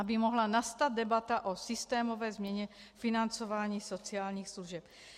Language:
Czech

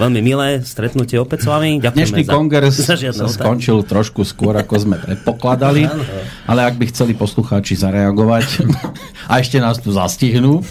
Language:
Slovak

